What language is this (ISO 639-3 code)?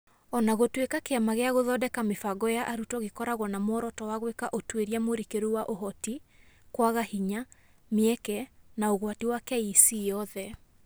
kik